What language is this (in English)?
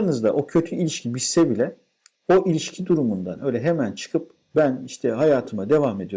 Turkish